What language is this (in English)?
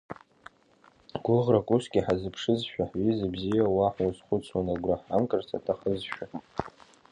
Abkhazian